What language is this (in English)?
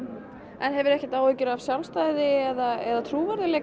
Icelandic